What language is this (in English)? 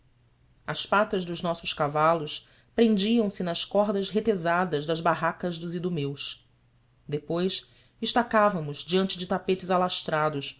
Portuguese